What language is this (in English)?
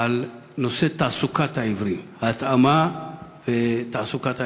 Hebrew